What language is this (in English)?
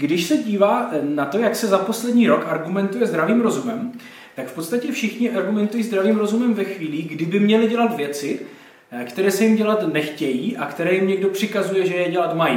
Czech